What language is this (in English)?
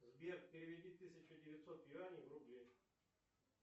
Russian